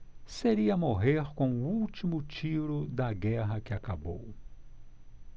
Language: Portuguese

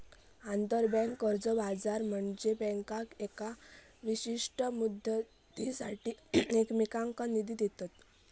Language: Marathi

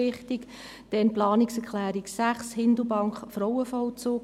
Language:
Swiss German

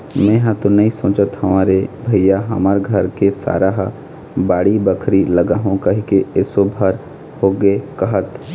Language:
Chhattisgarhi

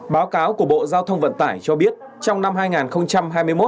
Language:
Vietnamese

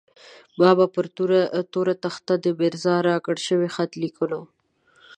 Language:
Pashto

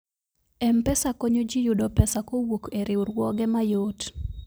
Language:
Luo (Kenya and Tanzania)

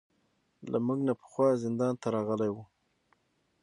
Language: Pashto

